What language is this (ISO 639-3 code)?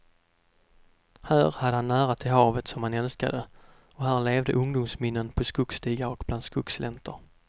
swe